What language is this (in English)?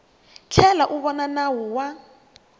Tsonga